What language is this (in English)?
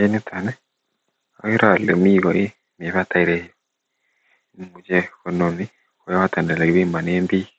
Kalenjin